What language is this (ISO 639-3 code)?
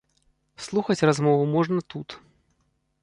bel